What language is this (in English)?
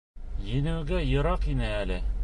Bashkir